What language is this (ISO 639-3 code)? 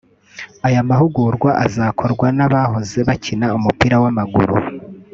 kin